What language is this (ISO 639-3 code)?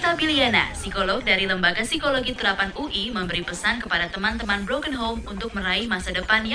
ind